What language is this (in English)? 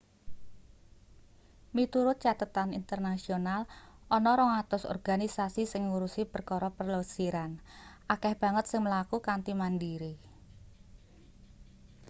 Javanese